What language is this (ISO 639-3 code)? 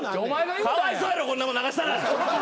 jpn